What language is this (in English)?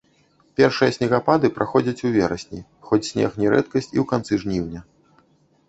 Belarusian